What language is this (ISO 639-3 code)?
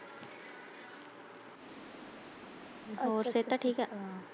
pan